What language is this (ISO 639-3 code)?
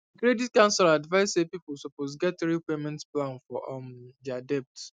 pcm